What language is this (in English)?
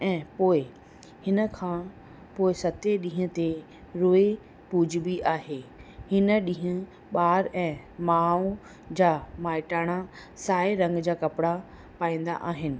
Sindhi